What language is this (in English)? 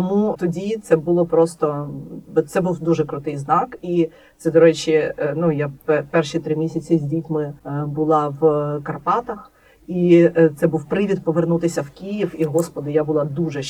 Ukrainian